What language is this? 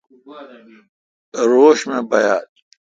Kalkoti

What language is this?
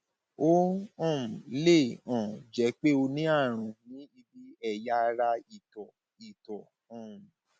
Yoruba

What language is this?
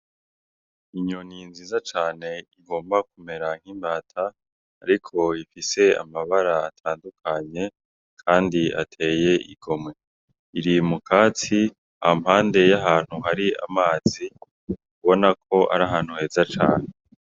Rundi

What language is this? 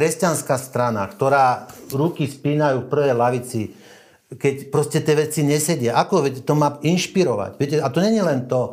Slovak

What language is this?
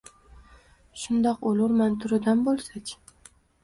Uzbek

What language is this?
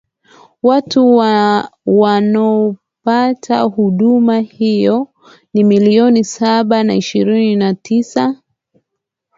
Swahili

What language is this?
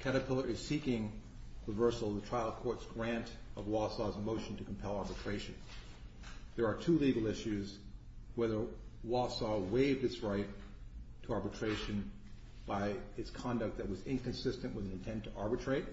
English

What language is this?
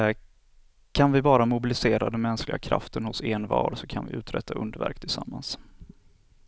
Swedish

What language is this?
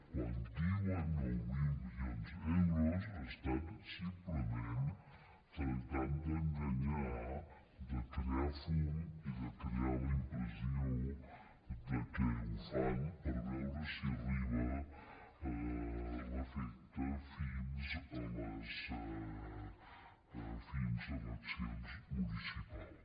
Catalan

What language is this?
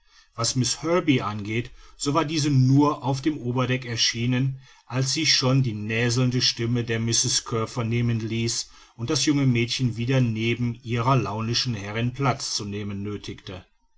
German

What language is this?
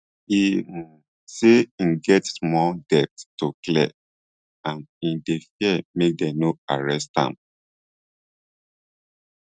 Nigerian Pidgin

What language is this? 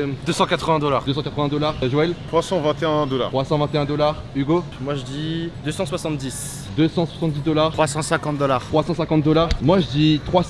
French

